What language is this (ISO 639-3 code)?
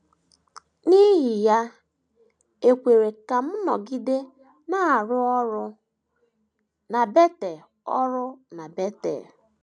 ibo